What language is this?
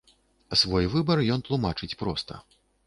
Belarusian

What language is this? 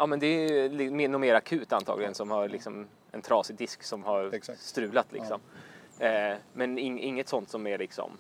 Swedish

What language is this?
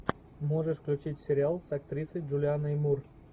Russian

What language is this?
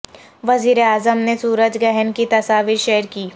Urdu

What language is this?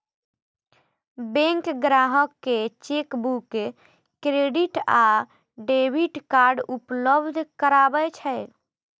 Maithili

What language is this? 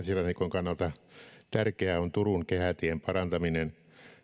Finnish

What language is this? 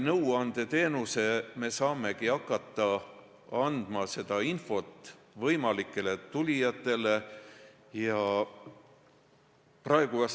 Estonian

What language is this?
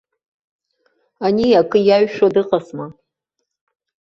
Abkhazian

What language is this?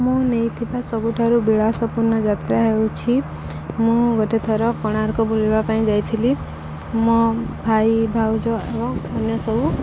Odia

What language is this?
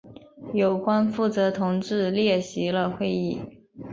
Chinese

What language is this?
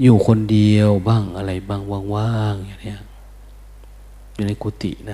Thai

